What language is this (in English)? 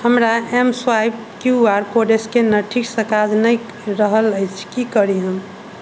Maithili